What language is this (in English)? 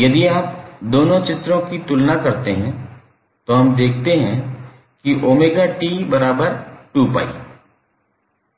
Hindi